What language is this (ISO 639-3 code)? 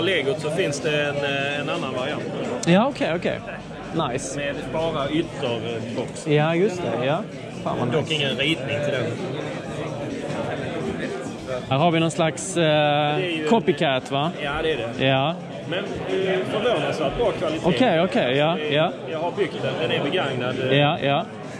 swe